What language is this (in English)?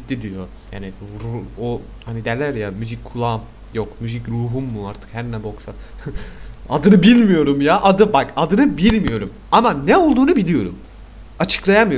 Turkish